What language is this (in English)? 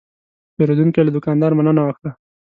Pashto